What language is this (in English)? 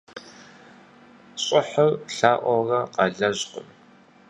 Kabardian